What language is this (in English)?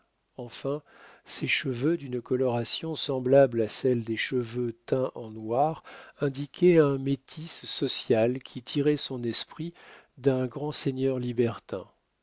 French